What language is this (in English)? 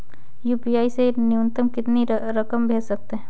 Hindi